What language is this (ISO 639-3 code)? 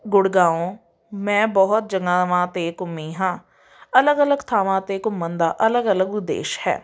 pan